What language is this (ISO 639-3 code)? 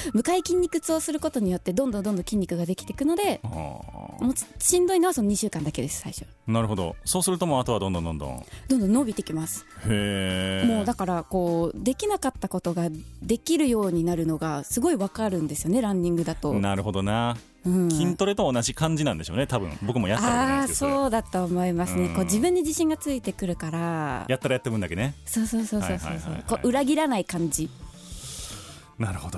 jpn